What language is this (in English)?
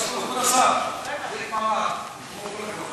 Hebrew